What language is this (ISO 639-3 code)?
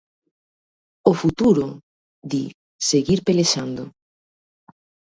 glg